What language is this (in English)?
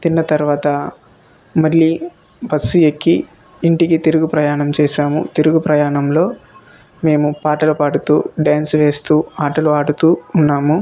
Telugu